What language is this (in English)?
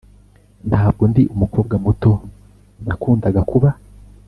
Kinyarwanda